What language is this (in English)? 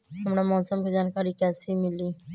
Magahi